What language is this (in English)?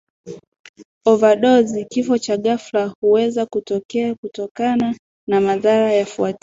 Swahili